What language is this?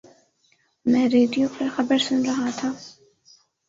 Urdu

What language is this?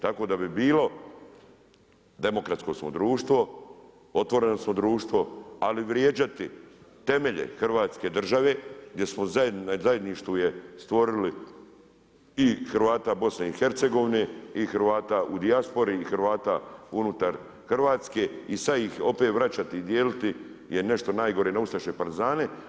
Croatian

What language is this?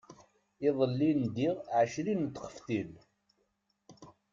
Kabyle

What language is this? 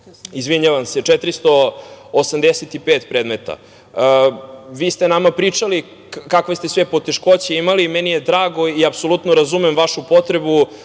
Serbian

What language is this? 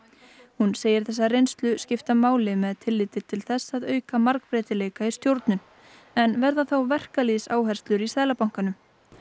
Icelandic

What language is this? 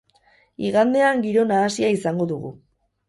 Basque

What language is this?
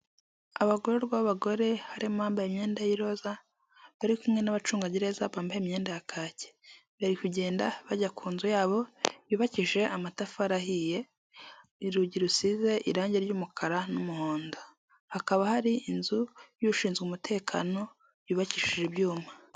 Kinyarwanda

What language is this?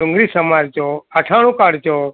Gujarati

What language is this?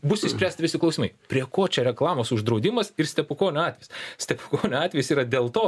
Lithuanian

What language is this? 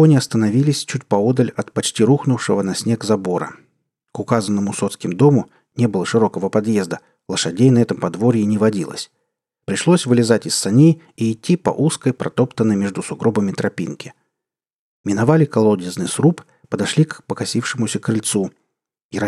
Russian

